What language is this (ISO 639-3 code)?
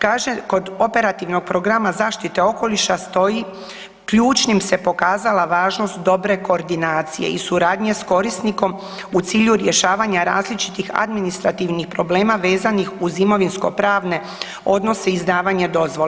hrv